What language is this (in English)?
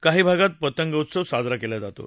Marathi